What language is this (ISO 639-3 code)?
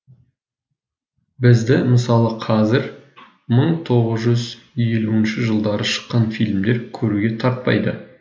kaz